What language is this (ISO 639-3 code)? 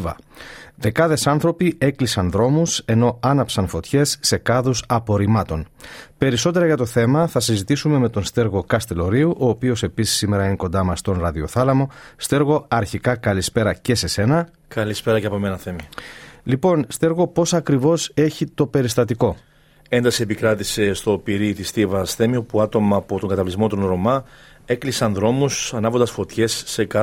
ell